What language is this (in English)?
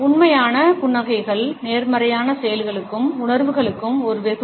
Tamil